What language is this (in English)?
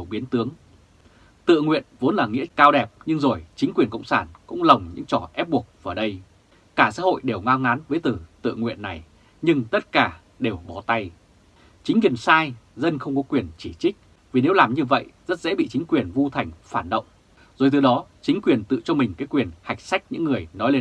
Vietnamese